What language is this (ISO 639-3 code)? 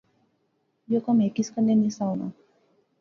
phr